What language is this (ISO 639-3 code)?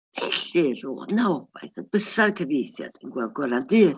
cym